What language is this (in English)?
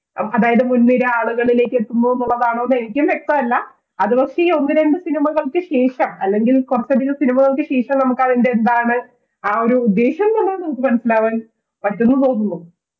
Malayalam